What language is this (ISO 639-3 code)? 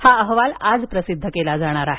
mar